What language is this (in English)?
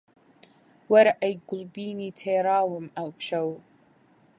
Central Kurdish